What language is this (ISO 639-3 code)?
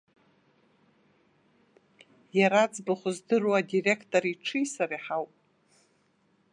abk